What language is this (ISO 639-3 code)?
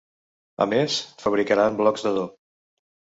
cat